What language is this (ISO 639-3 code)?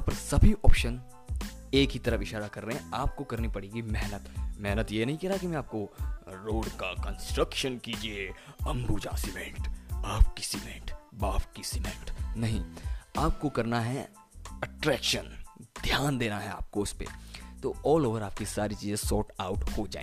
hin